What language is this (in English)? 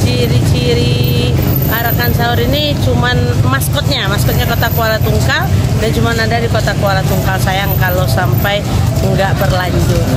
Indonesian